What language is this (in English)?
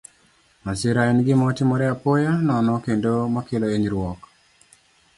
Luo (Kenya and Tanzania)